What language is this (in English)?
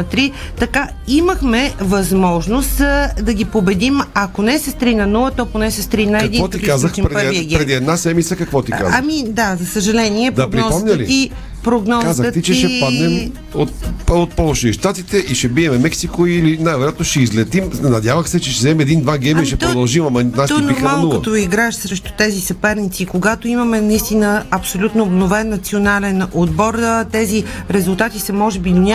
Bulgarian